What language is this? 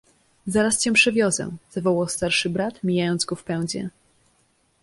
Polish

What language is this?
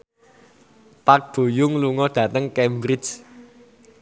Javanese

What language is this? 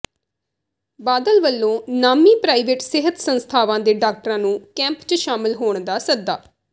Punjabi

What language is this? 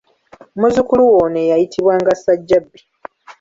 Ganda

